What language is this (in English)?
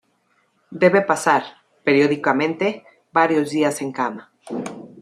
Spanish